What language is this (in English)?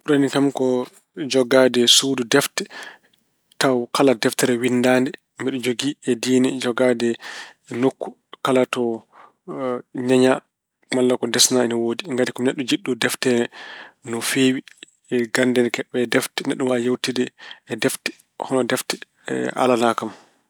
Fula